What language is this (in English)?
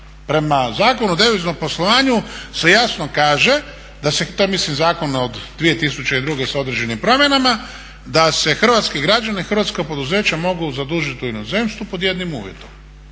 Croatian